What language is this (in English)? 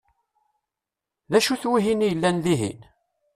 Kabyle